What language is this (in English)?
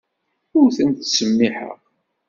Kabyle